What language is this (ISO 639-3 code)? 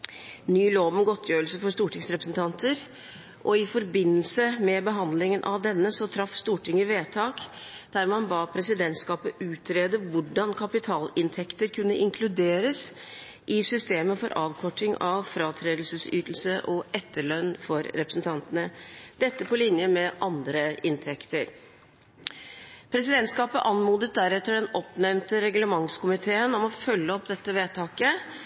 nob